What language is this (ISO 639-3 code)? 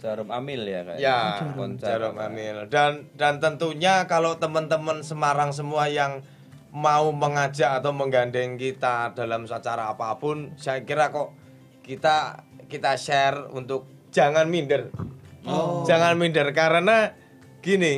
ind